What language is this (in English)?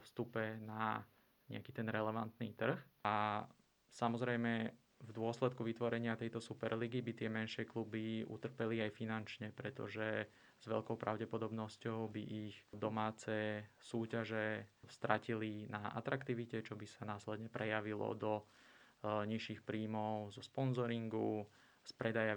Slovak